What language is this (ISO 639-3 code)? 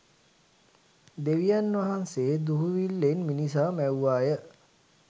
sin